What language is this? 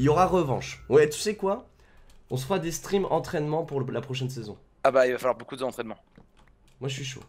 French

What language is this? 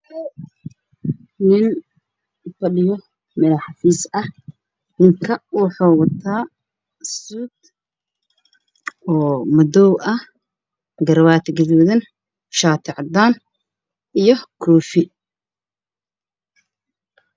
Somali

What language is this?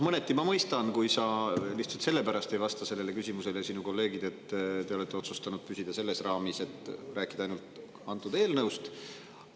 Estonian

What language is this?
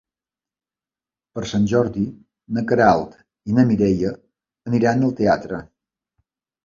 Catalan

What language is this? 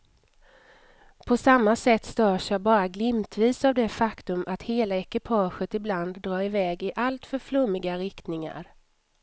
Swedish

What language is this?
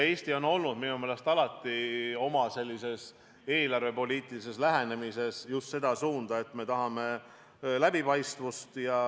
Estonian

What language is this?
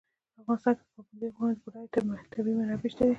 Pashto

